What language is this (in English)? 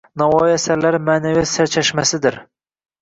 Uzbek